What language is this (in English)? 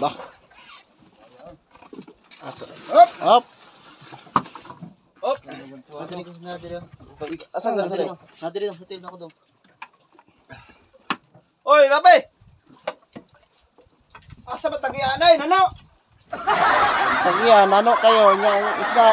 Indonesian